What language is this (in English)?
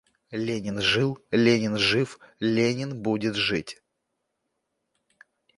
Russian